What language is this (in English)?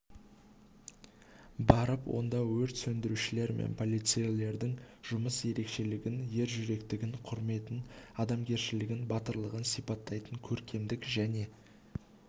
Kazakh